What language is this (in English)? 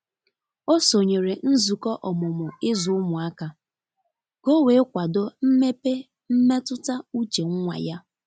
Igbo